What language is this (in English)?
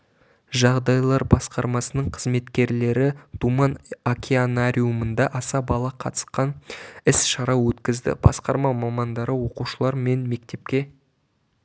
Kazakh